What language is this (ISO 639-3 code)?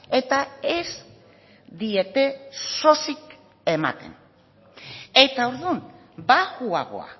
eus